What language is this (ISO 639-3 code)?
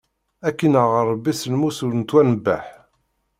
kab